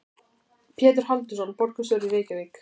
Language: Icelandic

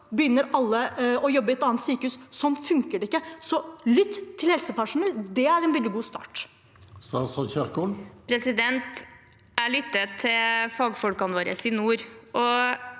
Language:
Norwegian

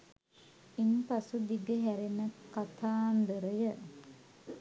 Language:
Sinhala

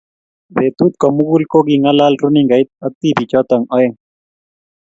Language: Kalenjin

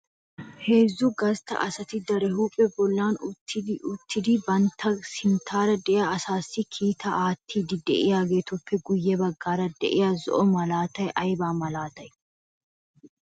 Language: Wolaytta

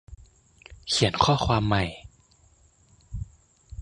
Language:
Thai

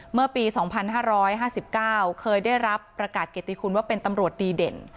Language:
Thai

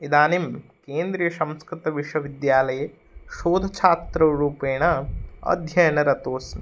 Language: Sanskrit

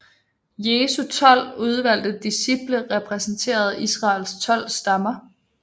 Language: Danish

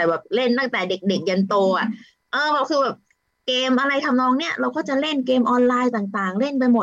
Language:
Thai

